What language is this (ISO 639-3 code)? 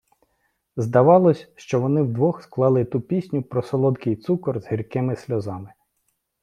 ukr